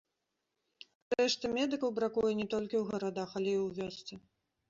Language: Belarusian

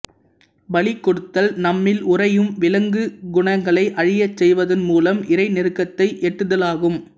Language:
Tamil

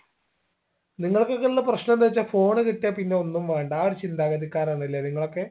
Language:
Malayalam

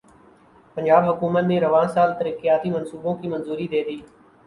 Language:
Urdu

